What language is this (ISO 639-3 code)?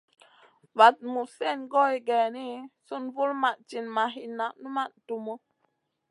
mcn